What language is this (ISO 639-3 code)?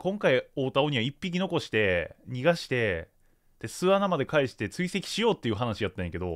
jpn